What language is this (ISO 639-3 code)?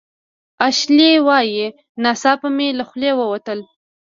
pus